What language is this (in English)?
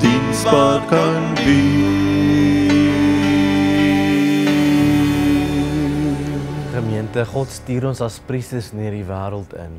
Dutch